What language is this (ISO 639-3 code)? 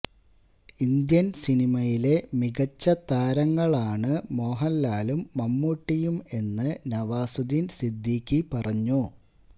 mal